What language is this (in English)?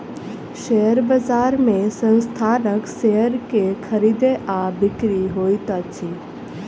Maithili